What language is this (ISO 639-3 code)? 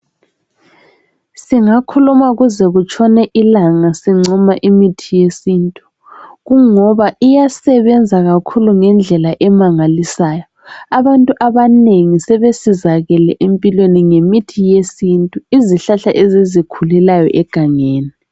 nde